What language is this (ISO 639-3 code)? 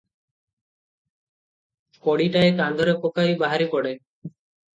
ori